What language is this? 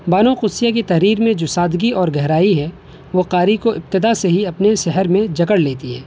Urdu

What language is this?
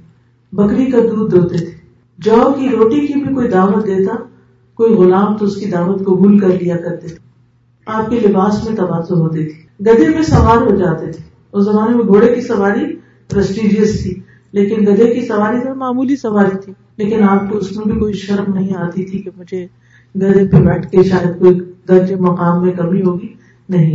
Urdu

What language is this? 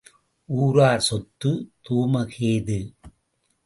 Tamil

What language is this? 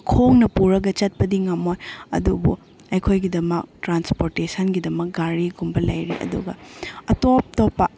Manipuri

